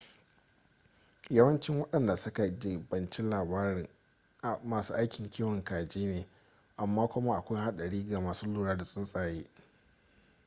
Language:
Hausa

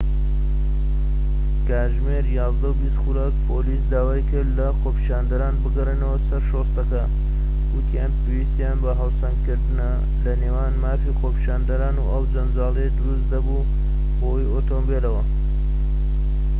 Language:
Central Kurdish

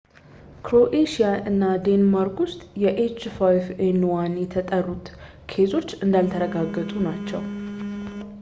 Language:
Amharic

